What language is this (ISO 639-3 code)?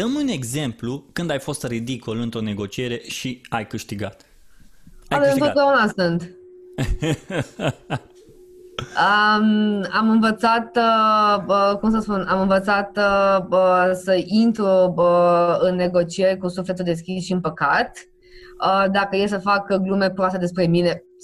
ron